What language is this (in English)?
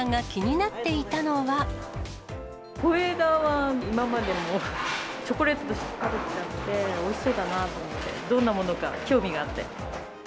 Japanese